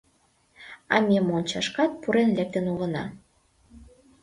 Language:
Mari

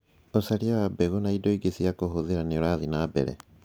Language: Kikuyu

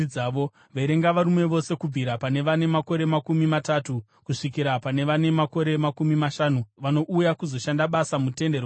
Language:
Shona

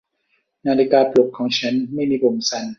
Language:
Thai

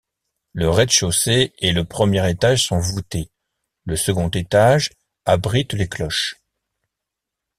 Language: French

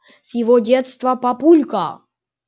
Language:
Russian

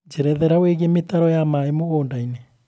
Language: Kikuyu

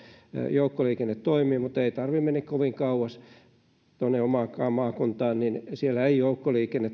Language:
Finnish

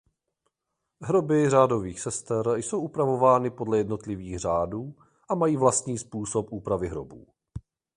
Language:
Czech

